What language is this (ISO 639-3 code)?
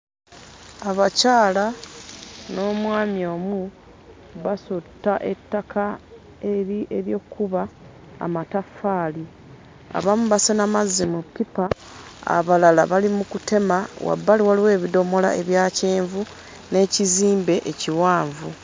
lug